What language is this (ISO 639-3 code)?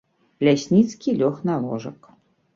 bel